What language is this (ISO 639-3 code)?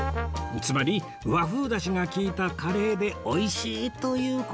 jpn